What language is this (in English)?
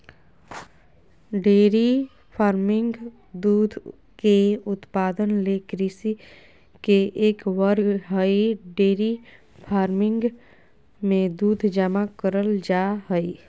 Magahi